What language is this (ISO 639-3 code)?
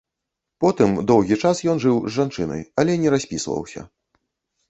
bel